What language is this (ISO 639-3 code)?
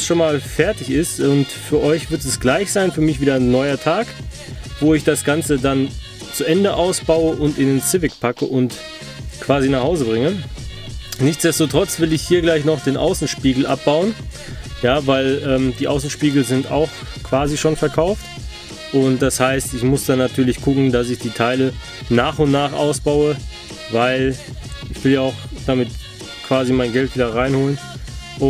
deu